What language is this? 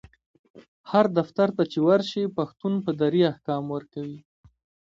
Pashto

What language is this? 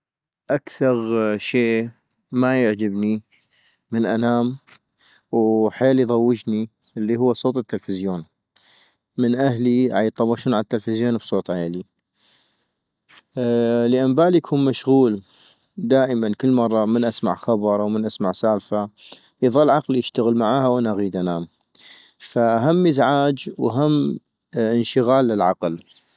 North Mesopotamian Arabic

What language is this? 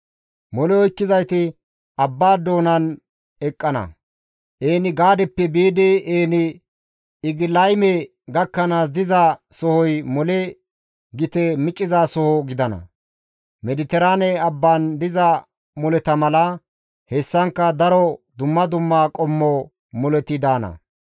Gamo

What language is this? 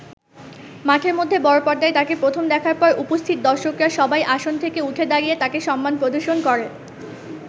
Bangla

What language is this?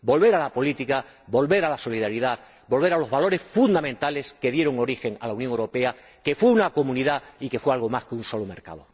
Spanish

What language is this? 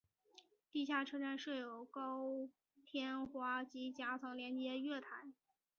Chinese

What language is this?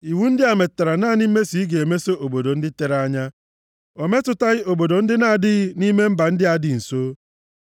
Igbo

